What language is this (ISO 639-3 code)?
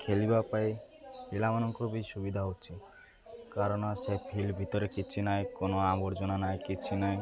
ori